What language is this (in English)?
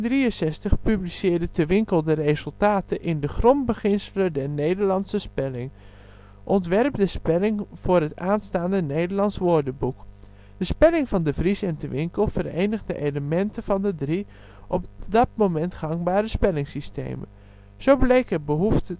Dutch